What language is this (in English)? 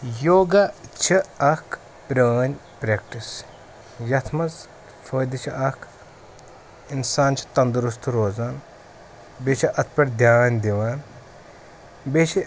Kashmiri